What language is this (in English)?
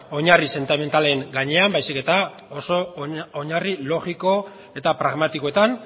Basque